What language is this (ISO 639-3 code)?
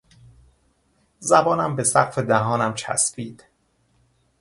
fas